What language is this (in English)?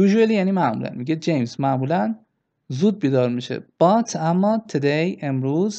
Persian